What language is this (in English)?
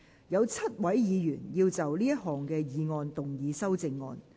Cantonese